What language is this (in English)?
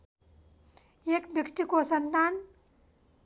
Nepali